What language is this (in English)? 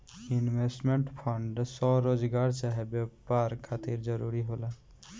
Bhojpuri